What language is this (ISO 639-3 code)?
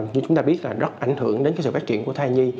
vie